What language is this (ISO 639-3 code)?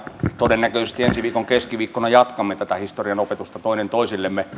fin